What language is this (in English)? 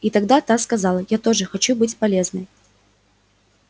Russian